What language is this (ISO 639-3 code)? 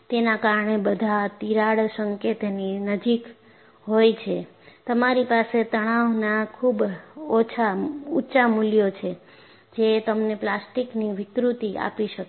guj